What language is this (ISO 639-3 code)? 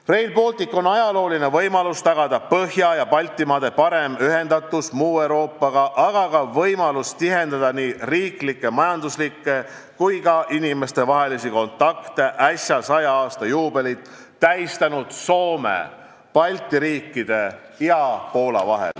est